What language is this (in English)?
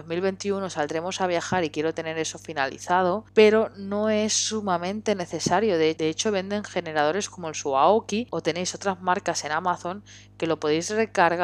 Spanish